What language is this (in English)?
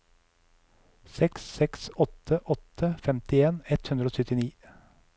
Norwegian